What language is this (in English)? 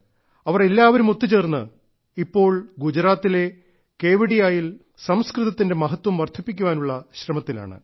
Malayalam